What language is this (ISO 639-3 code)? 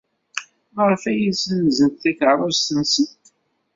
kab